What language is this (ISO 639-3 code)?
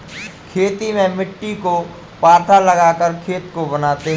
hin